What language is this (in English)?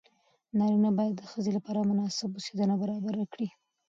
Pashto